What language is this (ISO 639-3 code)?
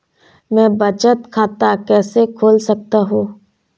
hin